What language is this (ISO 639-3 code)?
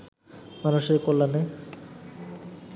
ben